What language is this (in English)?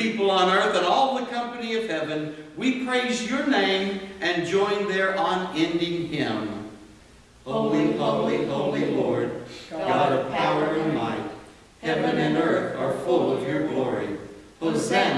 English